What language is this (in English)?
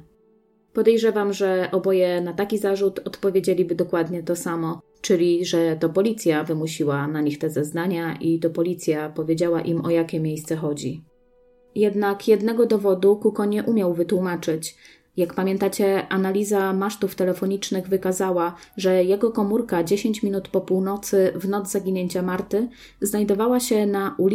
Polish